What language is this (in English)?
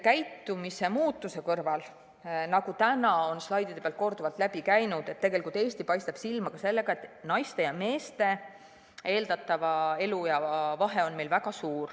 Estonian